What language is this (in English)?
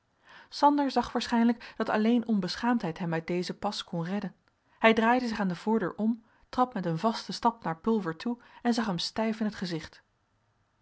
Dutch